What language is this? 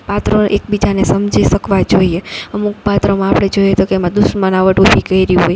Gujarati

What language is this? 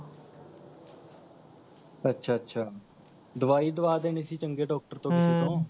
Punjabi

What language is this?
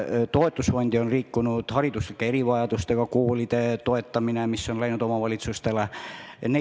Estonian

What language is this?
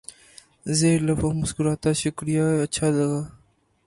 Urdu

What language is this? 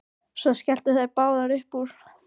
Icelandic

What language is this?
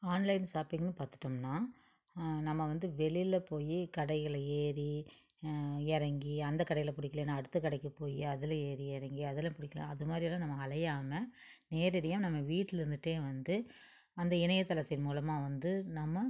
Tamil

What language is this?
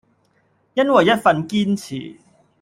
Cantonese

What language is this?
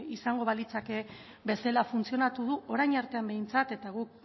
Basque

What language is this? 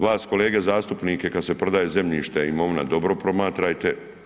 Croatian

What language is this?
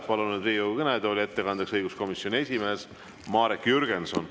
Estonian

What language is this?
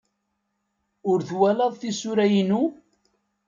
Kabyle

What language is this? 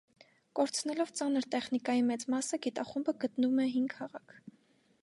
Armenian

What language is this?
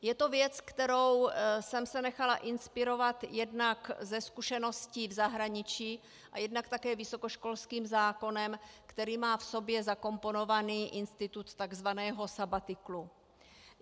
Czech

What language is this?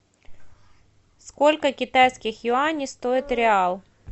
Russian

